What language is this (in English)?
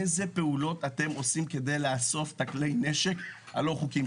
Hebrew